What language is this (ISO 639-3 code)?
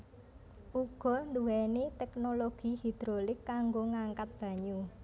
jav